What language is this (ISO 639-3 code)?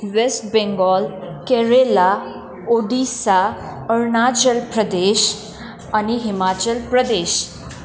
nep